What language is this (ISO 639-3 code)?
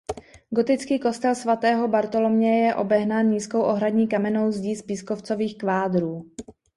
ces